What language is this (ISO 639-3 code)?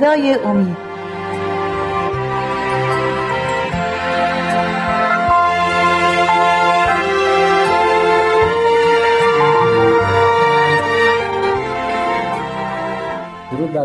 fas